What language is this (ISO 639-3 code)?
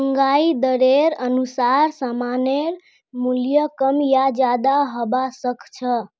mag